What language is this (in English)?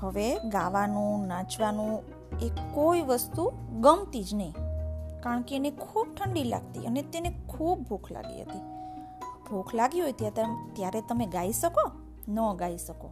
Gujarati